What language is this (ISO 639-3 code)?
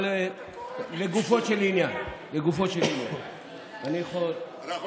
heb